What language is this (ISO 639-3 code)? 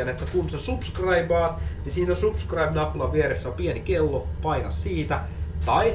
fin